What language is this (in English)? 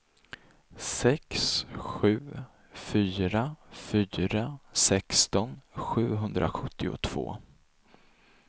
Swedish